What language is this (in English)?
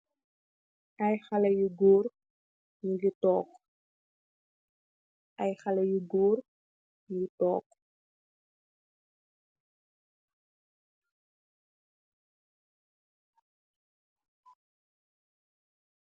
Wolof